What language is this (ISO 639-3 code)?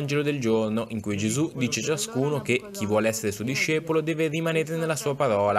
ita